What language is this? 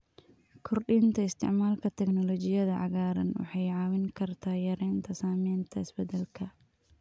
Somali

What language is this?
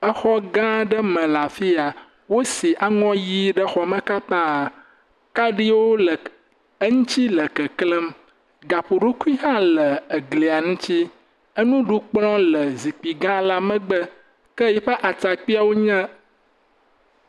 Ewe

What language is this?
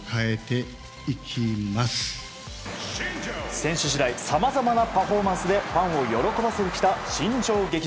Japanese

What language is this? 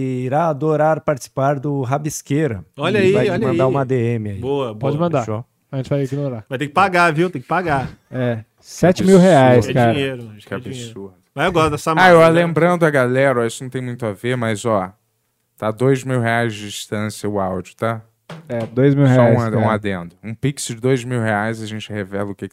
Portuguese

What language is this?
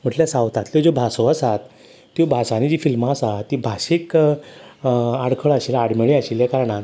Konkani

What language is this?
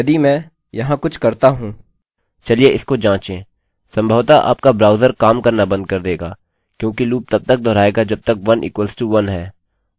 Hindi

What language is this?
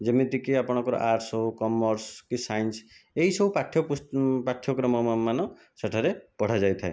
Odia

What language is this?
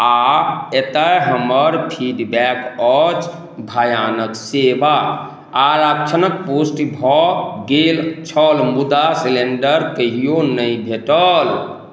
Maithili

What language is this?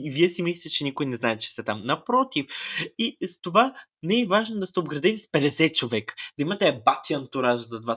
Bulgarian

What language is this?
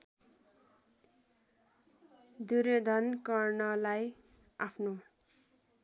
Nepali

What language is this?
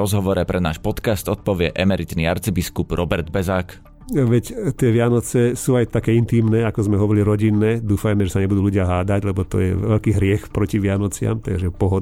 Slovak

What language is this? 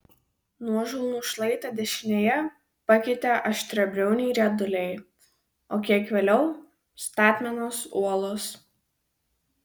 Lithuanian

